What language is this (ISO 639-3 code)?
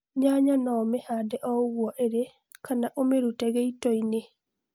kik